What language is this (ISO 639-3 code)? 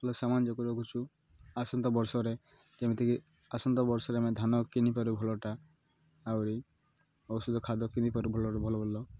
ori